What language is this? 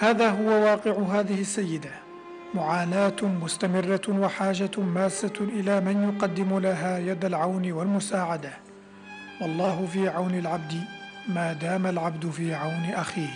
Arabic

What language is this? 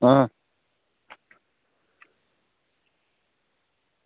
Dogri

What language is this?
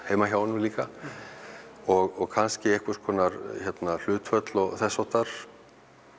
Icelandic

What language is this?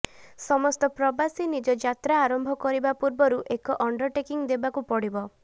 Odia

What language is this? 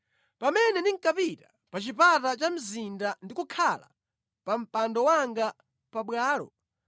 Nyanja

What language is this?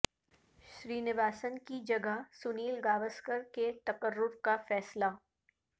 Urdu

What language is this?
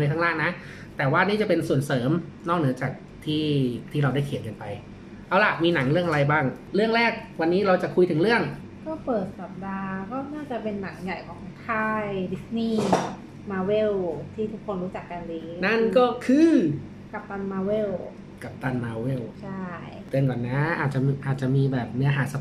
Thai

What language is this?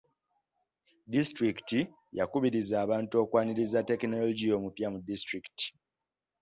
Ganda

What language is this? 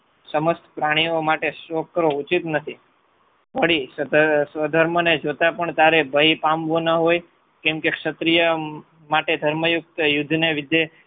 Gujarati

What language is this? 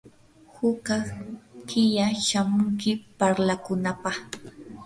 Yanahuanca Pasco Quechua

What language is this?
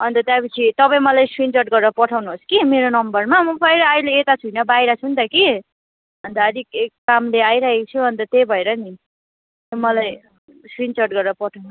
Nepali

